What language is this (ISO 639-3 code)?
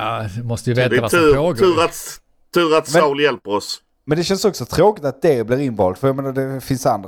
swe